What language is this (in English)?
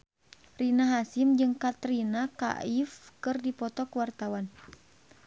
Sundanese